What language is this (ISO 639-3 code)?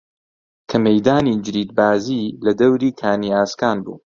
ckb